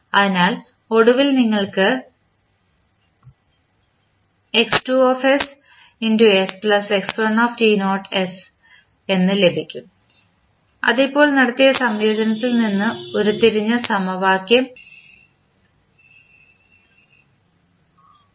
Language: Malayalam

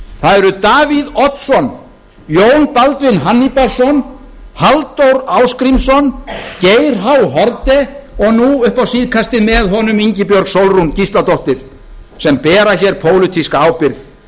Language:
Icelandic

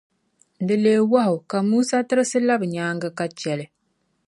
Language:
Dagbani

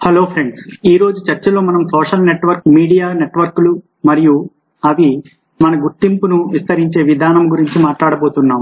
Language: Telugu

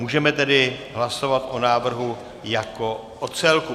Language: Czech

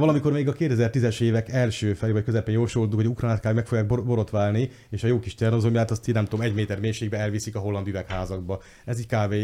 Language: Hungarian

